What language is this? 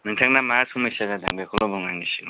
Bodo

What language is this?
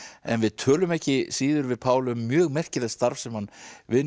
Icelandic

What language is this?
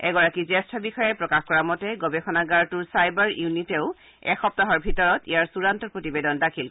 Assamese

